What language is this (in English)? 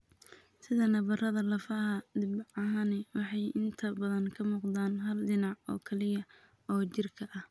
Somali